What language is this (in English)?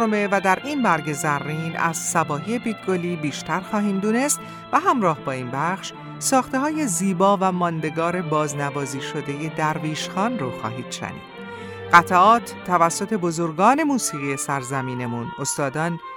Persian